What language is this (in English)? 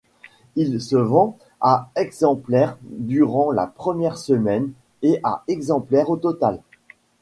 French